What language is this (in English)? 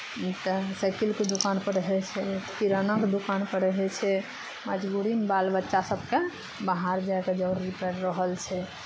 Maithili